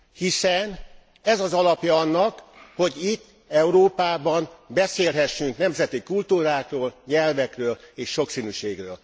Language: Hungarian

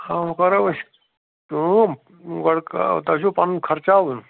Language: Kashmiri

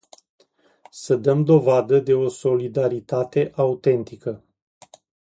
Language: Romanian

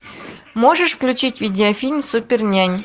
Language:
Russian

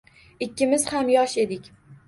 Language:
Uzbek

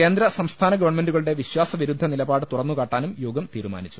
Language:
Malayalam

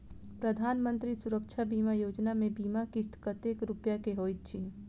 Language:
Maithili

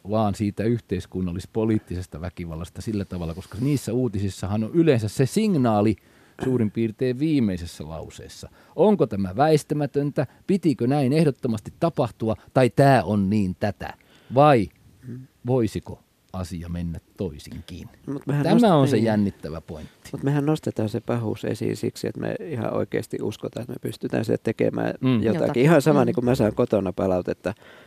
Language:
Finnish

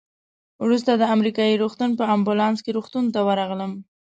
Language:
Pashto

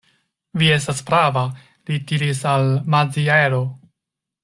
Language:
Esperanto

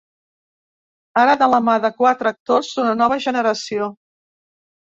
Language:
Catalan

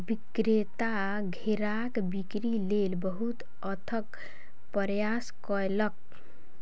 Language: Maithili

